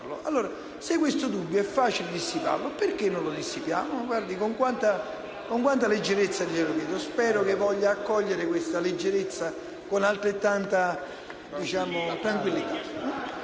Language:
Italian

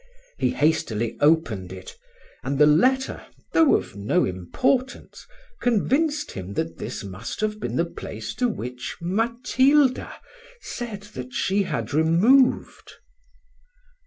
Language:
English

